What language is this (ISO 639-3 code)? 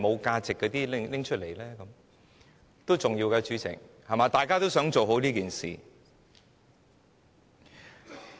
yue